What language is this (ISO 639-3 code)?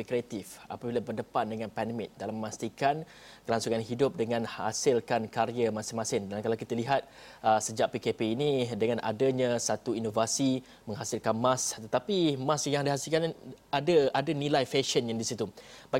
msa